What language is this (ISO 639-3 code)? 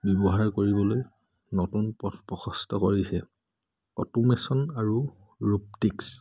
asm